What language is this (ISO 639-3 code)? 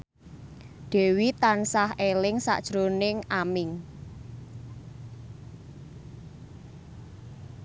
jav